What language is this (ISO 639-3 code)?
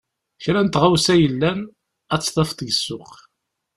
kab